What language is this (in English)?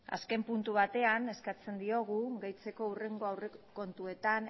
Basque